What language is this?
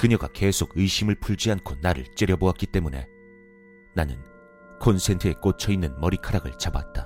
Korean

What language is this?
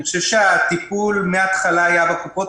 Hebrew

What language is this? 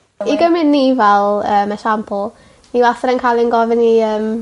Welsh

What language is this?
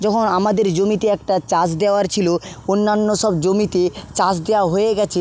Bangla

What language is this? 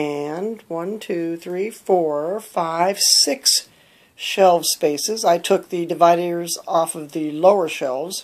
English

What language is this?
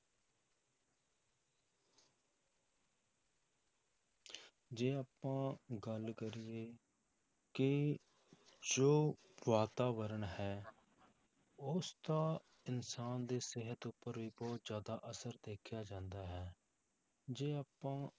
Punjabi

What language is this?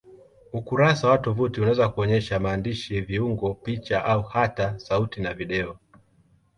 Swahili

